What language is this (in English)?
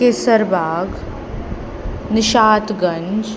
Sindhi